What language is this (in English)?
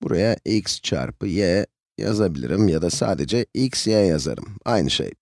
Turkish